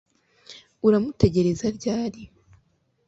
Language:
Kinyarwanda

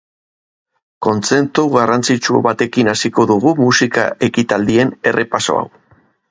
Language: Basque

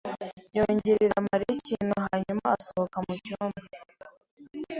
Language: Kinyarwanda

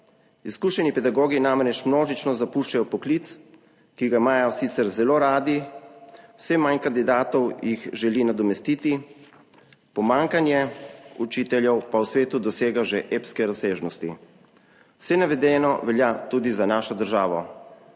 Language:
Slovenian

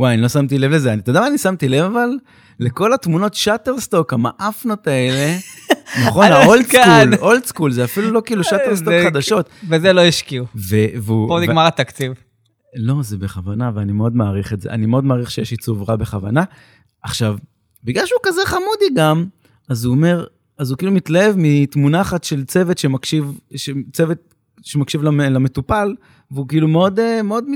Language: Hebrew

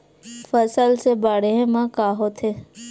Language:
Chhattisgarhi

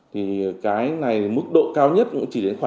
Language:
Vietnamese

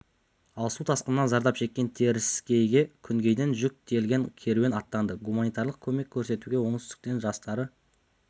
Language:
Kazakh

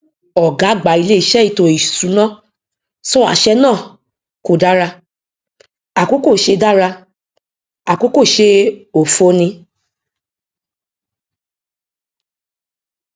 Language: Yoruba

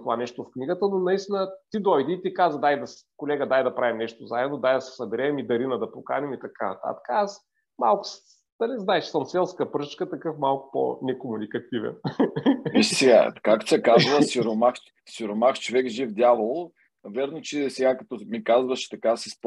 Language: Bulgarian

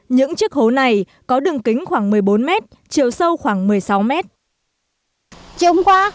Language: Vietnamese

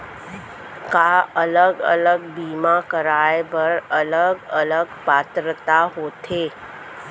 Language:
Chhattisgarhi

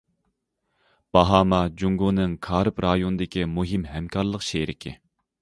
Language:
Uyghur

